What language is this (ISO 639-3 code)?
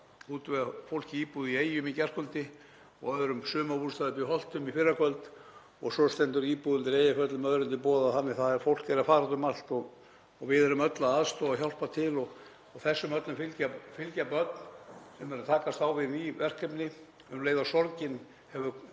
isl